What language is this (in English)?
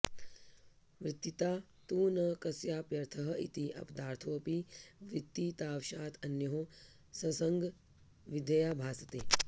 Sanskrit